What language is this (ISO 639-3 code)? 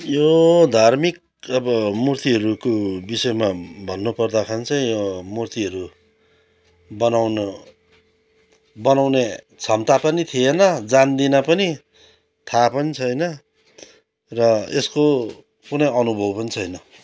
nep